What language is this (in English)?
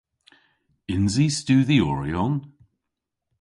Cornish